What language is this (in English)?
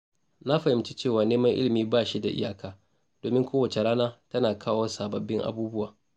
Hausa